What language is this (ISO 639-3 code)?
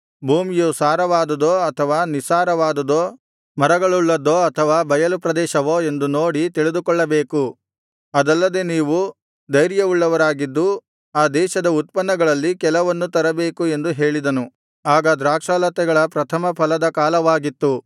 kan